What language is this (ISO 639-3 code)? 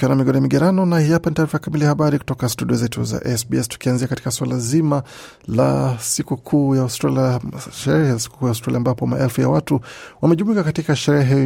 swa